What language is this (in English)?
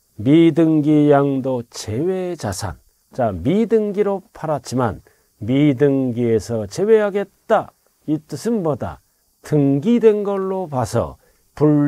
Korean